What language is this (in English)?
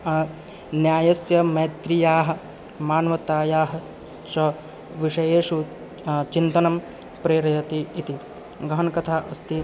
Sanskrit